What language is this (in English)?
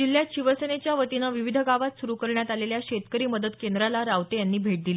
Marathi